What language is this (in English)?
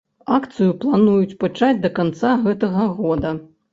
Belarusian